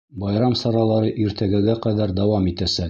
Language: Bashkir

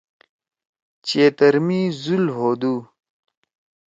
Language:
Torwali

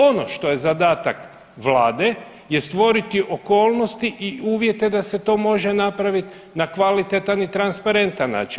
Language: Croatian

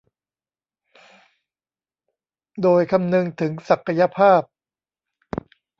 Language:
Thai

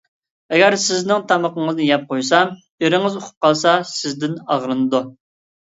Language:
Uyghur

